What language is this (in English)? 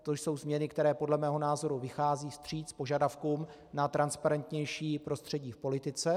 Czech